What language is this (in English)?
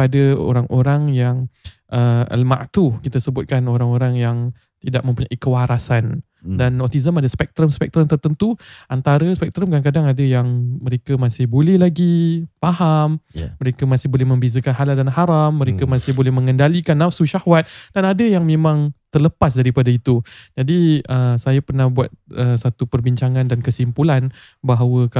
Malay